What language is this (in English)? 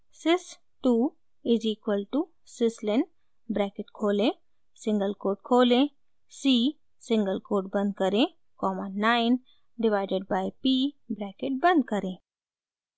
Hindi